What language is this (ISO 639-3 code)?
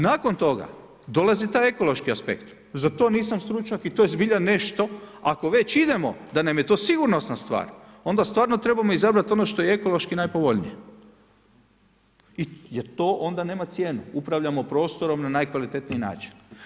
hrv